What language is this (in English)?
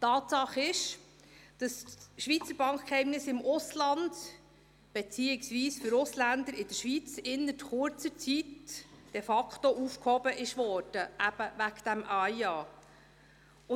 Swiss German